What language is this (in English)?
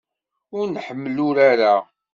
Kabyle